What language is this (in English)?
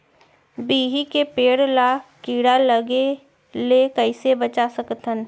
Chhattisgarhi